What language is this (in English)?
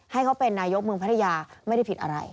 Thai